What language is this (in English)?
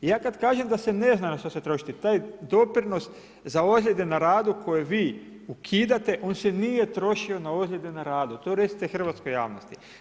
Croatian